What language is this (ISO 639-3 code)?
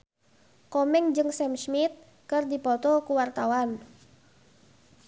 sun